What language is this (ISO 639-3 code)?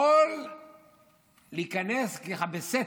heb